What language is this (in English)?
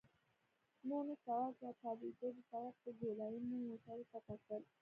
Pashto